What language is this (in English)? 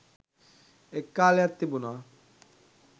Sinhala